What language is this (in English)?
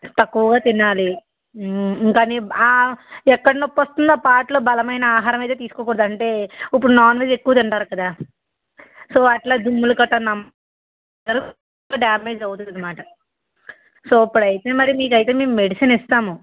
Telugu